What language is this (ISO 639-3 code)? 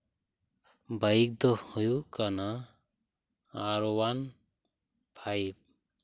sat